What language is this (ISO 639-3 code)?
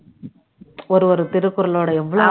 tam